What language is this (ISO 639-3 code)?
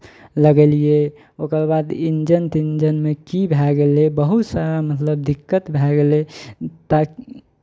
mai